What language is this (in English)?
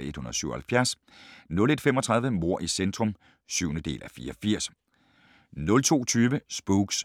Danish